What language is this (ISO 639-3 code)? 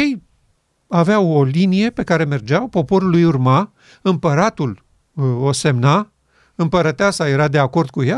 ron